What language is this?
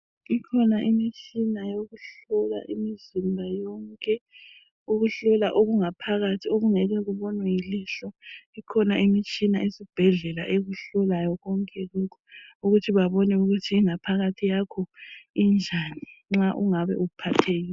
North Ndebele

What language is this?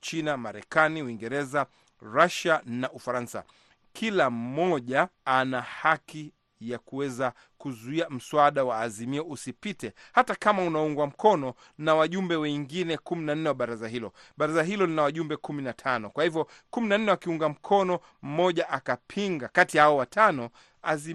Swahili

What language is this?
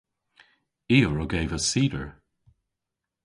Cornish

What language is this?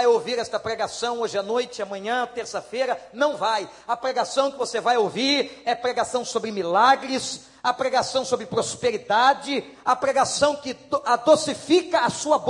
Portuguese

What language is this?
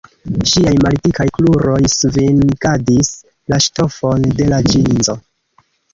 Esperanto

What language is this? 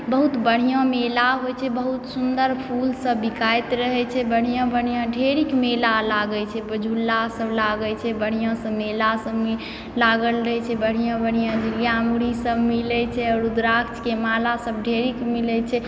Maithili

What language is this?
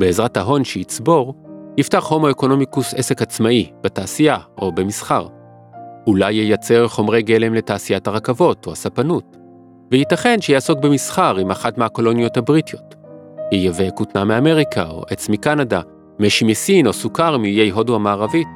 Hebrew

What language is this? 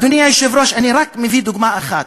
Hebrew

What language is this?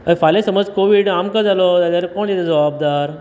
Konkani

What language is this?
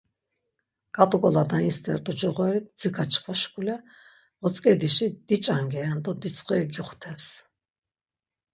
Laz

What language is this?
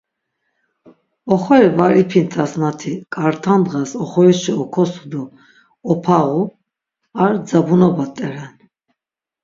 Laz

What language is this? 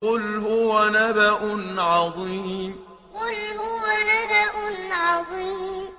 Arabic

